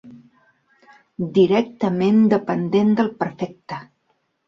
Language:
Catalan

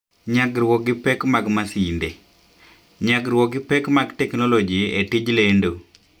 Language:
Luo (Kenya and Tanzania)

